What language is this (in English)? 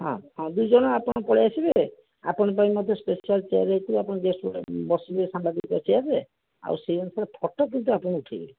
Odia